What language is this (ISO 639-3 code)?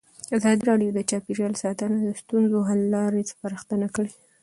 pus